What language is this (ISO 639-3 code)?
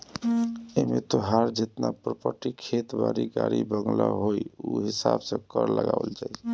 bho